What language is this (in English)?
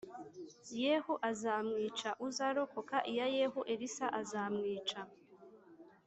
Kinyarwanda